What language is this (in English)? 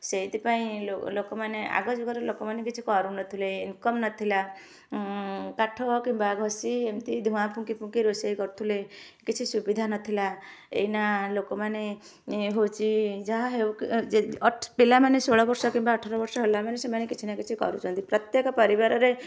Odia